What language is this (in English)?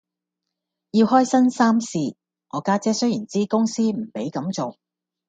Cantonese